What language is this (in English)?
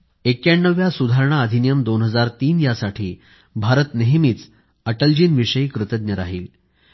Marathi